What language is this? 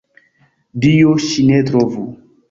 Esperanto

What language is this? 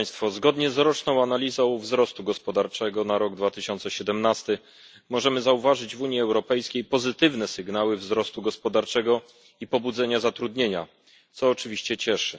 Polish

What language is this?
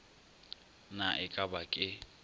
Northern Sotho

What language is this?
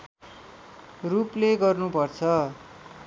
Nepali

